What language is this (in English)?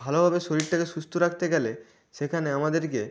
Bangla